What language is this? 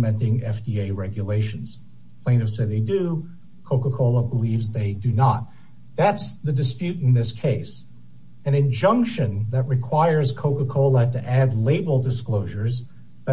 English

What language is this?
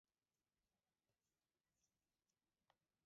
Mari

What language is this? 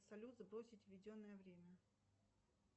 Russian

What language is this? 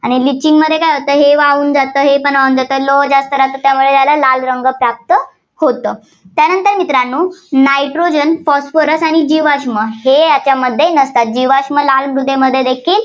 Marathi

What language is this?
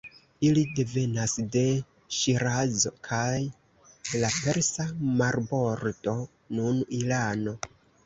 Esperanto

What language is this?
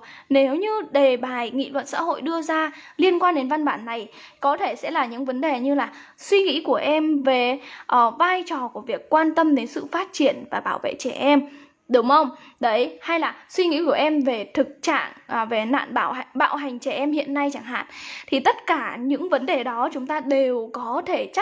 Vietnamese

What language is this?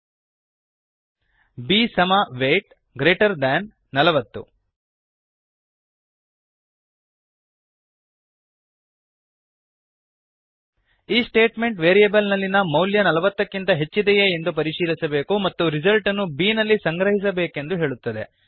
Kannada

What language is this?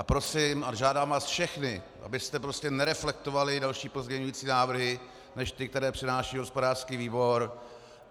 Czech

